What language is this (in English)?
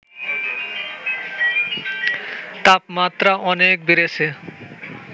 Bangla